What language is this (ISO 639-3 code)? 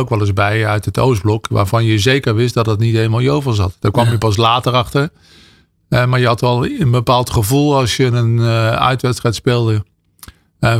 nld